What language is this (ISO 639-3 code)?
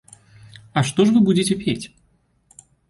bel